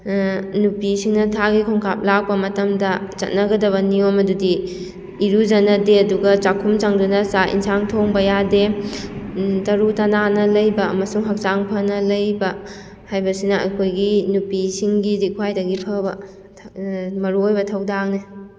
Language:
Manipuri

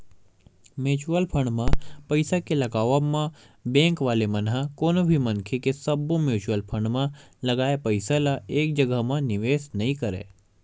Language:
Chhattisgarhi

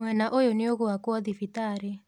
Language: Kikuyu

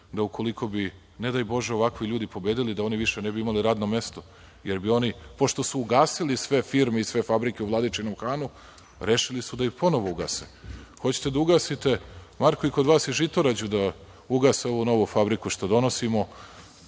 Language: Serbian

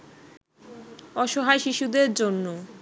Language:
Bangla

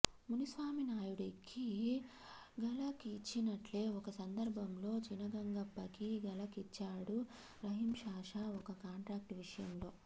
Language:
Telugu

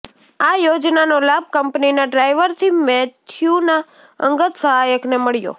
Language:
Gujarati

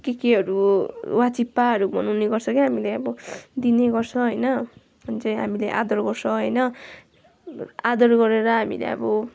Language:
Nepali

